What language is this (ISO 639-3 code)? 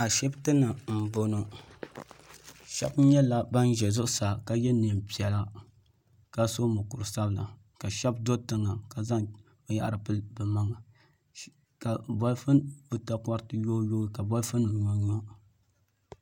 dag